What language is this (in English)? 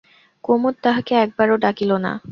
Bangla